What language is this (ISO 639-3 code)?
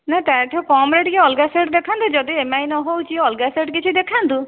ori